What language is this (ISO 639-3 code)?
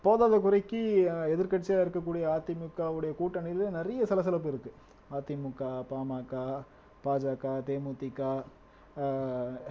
tam